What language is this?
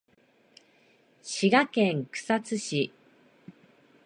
Japanese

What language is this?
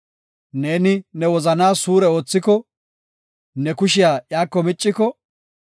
Gofa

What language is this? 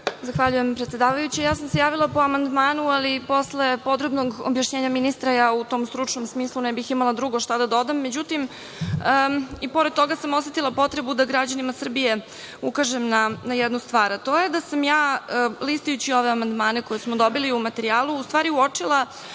Serbian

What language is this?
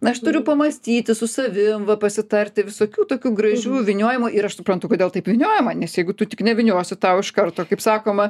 Lithuanian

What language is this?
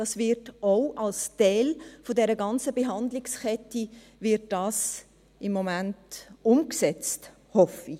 Swiss German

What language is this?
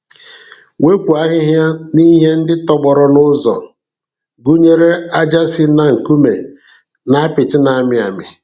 Igbo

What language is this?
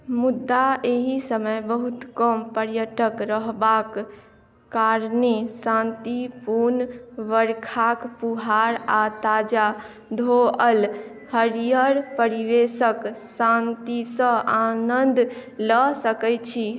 Maithili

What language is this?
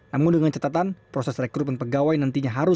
Indonesian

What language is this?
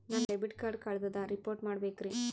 Kannada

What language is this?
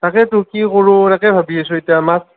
Assamese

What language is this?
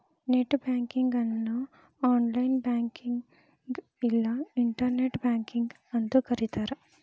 Kannada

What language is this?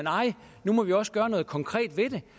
Danish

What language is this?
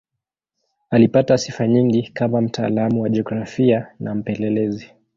Swahili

